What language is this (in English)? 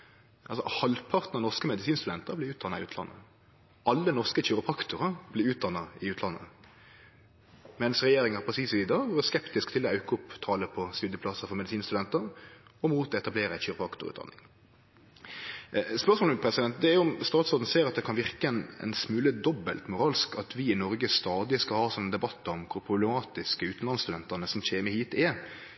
Norwegian Nynorsk